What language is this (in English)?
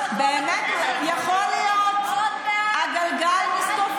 Hebrew